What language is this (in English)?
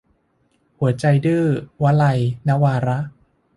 Thai